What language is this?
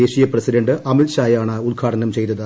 Malayalam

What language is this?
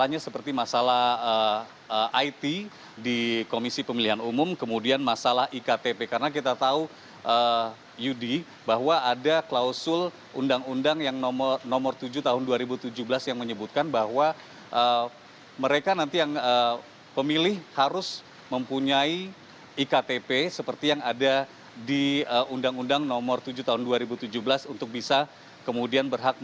Indonesian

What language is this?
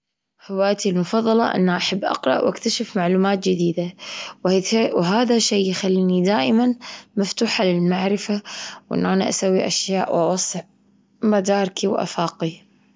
Gulf Arabic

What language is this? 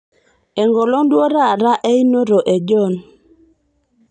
Masai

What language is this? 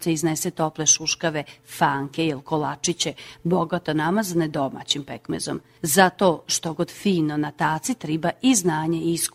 Croatian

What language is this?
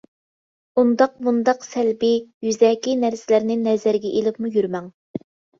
Uyghur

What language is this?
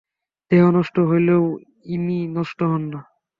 Bangla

